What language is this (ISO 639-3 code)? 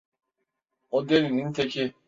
tur